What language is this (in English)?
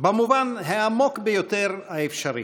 Hebrew